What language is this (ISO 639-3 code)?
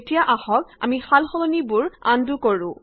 asm